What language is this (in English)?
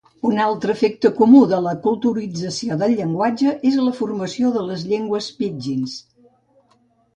Catalan